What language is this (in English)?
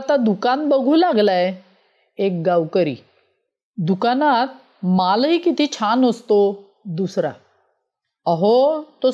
Marathi